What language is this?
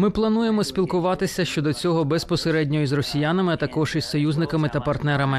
Ukrainian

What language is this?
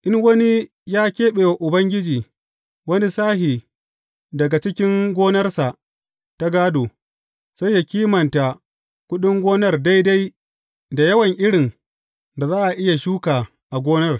Hausa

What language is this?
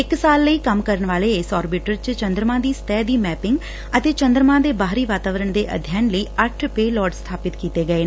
Punjabi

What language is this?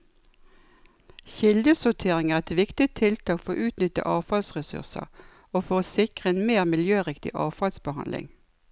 Norwegian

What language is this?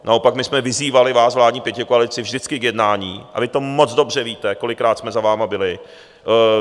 Czech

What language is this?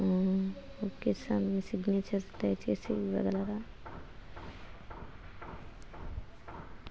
Telugu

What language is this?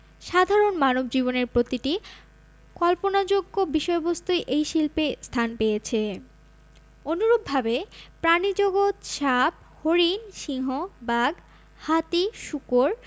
Bangla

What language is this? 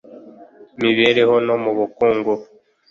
Kinyarwanda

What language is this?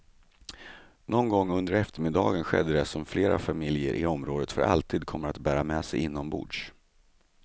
Swedish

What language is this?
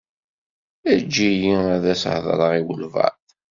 Kabyle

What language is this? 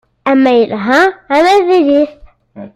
Kabyle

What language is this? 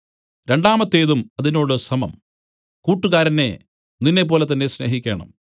Malayalam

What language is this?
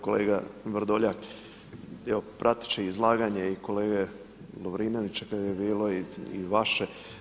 Croatian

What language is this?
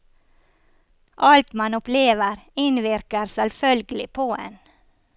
Norwegian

